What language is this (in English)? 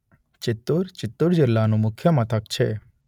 Gujarati